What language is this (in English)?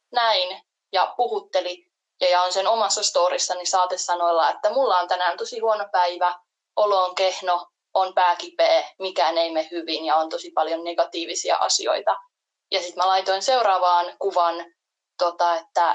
Finnish